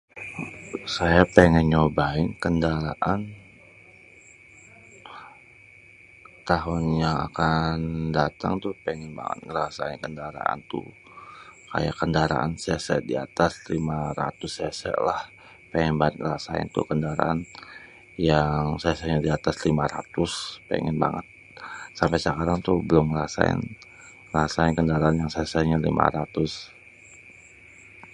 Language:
Betawi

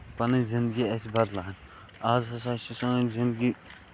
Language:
Kashmiri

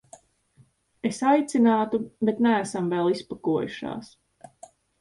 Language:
Latvian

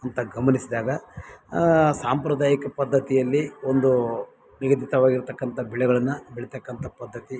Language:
Kannada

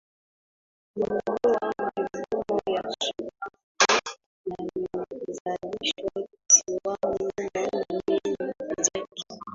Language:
Swahili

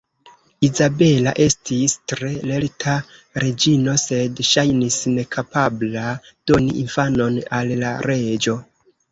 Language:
Esperanto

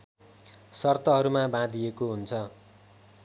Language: Nepali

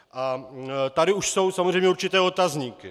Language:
Czech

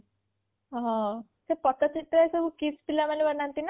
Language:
Odia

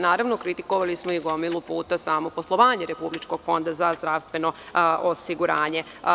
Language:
Serbian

